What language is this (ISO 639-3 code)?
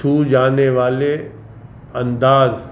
urd